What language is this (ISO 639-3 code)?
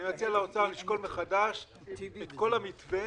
heb